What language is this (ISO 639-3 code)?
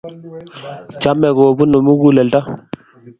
kln